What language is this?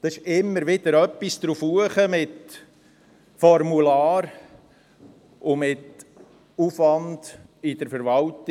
Swiss German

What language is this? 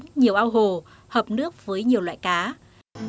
Vietnamese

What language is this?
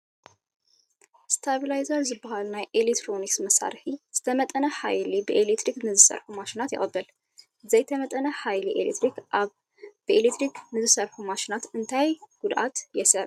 Tigrinya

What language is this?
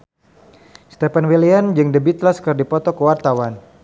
Sundanese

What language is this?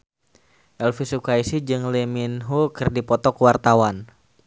Sundanese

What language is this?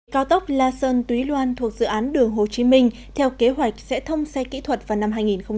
Vietnamese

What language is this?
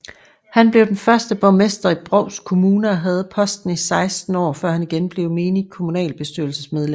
Danish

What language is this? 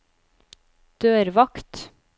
Norwegian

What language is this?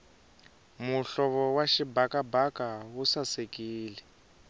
Tsonga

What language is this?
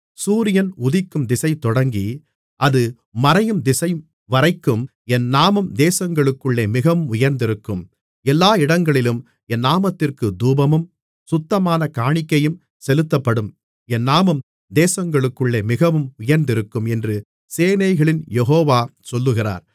Tamil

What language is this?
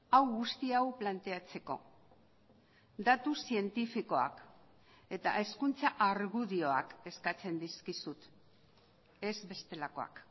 Basque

